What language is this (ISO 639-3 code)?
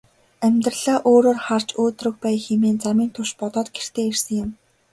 mon